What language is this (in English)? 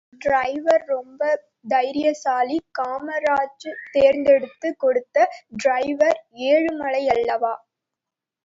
Tamil